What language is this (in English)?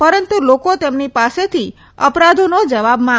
Gujarati